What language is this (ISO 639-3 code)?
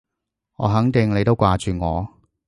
yue